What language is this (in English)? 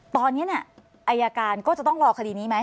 Thai